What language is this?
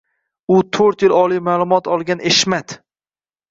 Uzbek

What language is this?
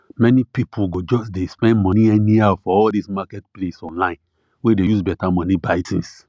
Nigerian Pidgin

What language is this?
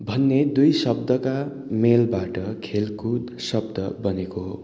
Nepali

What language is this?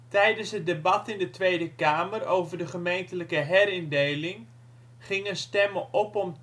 Dutch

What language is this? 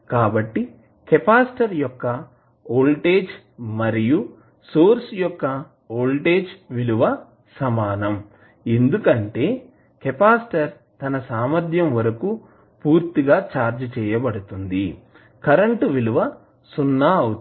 Telugu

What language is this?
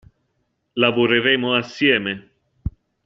Italian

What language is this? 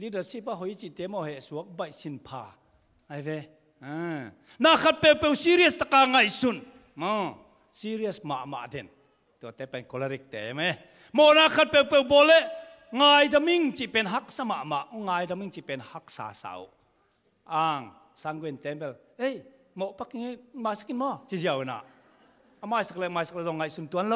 Thai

